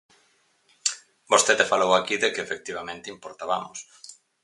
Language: Galician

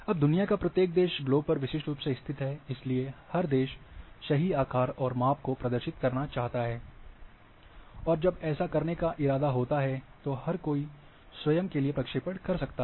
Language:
Hindi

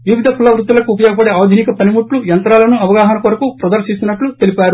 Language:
Telugu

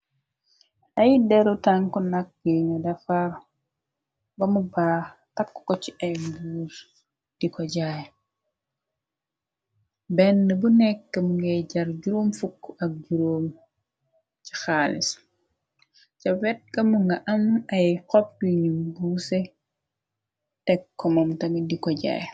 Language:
Wolof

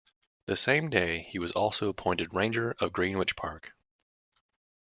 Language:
English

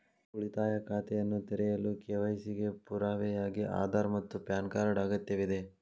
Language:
Kannada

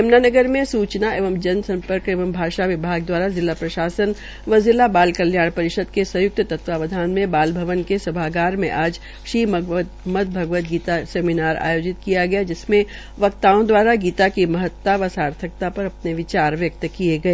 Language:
Hindi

